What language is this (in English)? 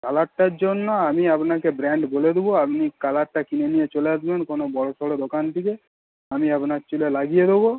Bangla